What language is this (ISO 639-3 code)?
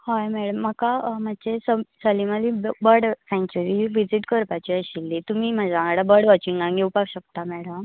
kok